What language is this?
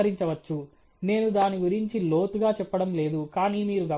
Telugu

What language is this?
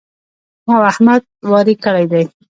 Pashto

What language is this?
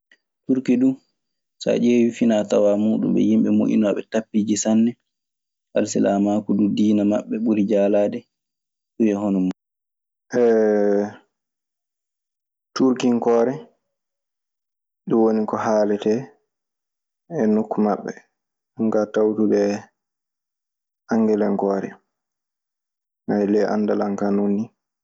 Maasina Fulfulde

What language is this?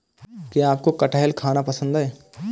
Hindi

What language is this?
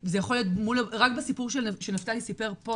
Hebrew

